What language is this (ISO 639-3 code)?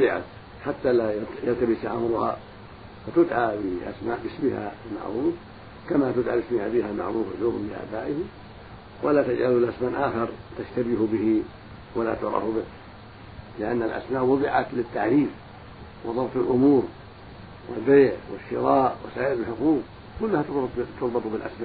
ara